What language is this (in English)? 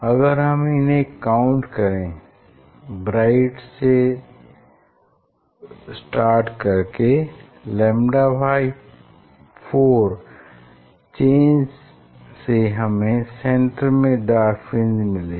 Hindi